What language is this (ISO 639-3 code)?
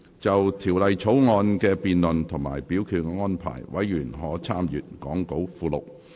yue